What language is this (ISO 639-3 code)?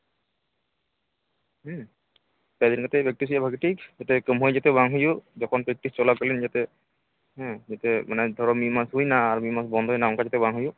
sat